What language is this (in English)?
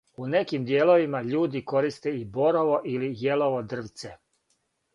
Serbian